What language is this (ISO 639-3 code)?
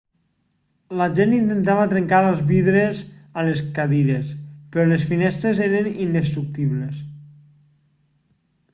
cat